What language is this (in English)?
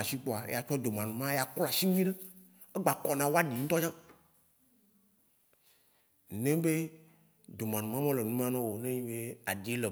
Waci Gbe